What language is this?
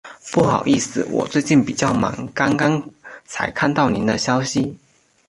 Chinese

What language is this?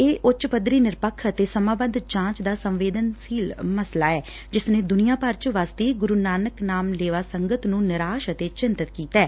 Punjabi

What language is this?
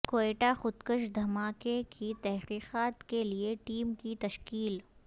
Urdu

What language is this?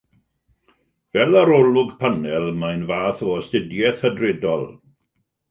Welsh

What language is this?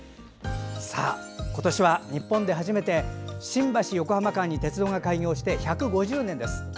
Japanese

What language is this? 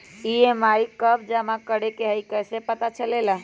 Magahi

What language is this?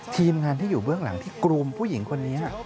Thai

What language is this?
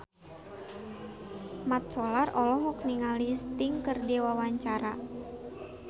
Sundanese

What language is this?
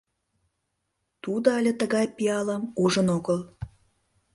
Mari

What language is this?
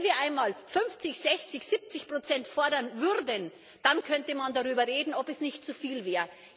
German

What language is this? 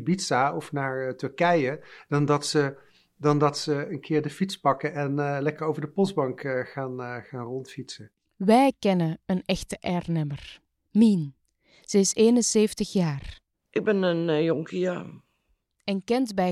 Dutch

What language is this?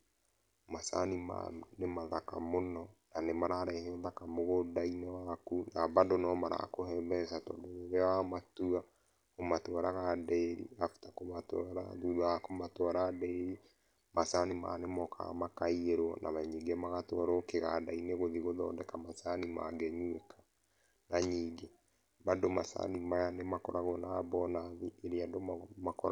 Kikuyu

